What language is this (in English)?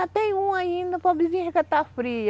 Portuguese